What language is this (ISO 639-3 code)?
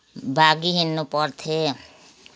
nep